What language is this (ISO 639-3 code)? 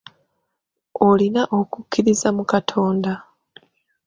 lug